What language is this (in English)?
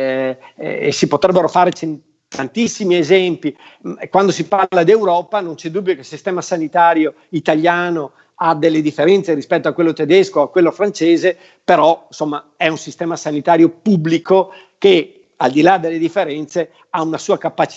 Italian